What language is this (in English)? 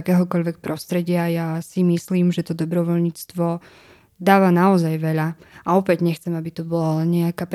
Slovak